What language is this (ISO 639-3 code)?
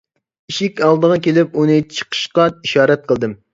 uig